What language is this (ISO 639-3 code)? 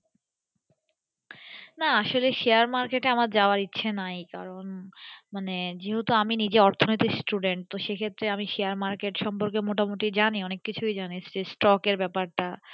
ben